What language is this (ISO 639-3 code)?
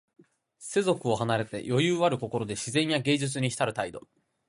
jpn